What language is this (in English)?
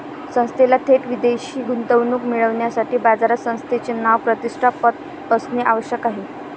Marathi